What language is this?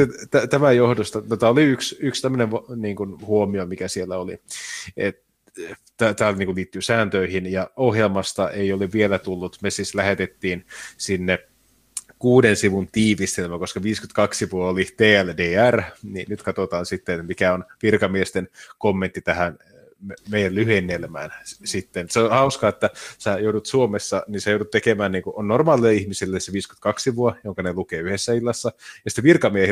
Finnish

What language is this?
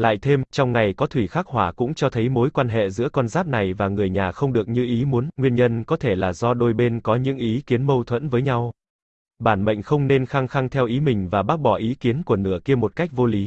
Vietnamese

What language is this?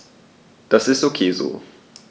German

